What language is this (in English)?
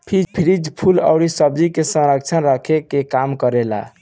Bhojpuri